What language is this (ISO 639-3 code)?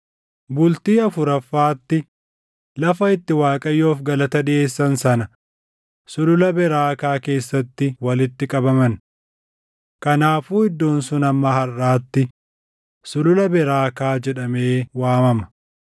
orm